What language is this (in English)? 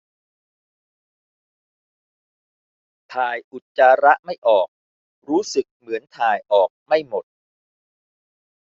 Thai